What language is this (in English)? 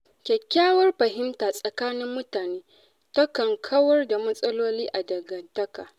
Hausa